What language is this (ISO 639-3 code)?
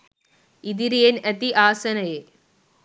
sin